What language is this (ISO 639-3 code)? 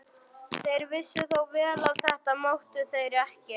isl